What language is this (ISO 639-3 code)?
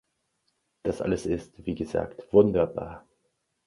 deu